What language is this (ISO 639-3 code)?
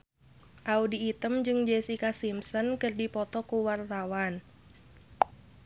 sun